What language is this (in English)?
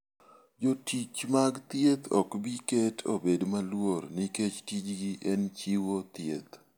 Luo (Kenya and Tanzania)